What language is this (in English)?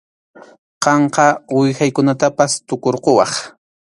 Arequipa-La Unión Quechua